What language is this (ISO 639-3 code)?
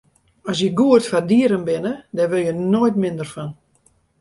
fry